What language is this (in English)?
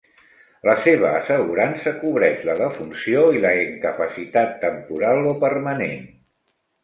Catalan